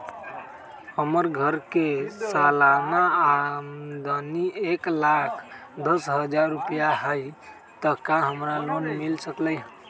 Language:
Magahi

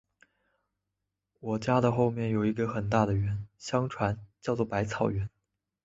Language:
Chinese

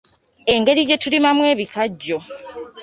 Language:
Ganda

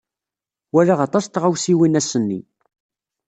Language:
Kabyle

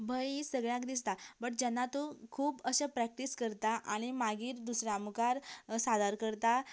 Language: Konkani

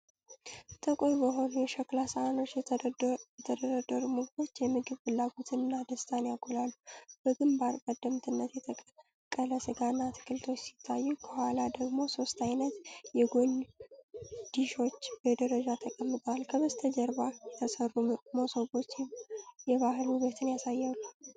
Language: Amharic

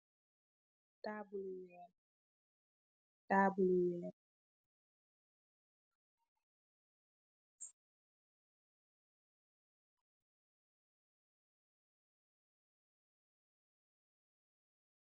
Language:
Wolof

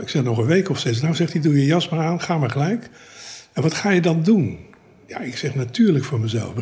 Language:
Dutch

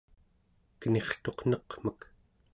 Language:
Central Yupik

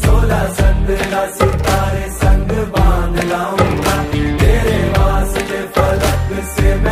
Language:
Arabic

